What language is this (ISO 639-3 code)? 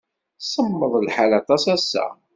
kab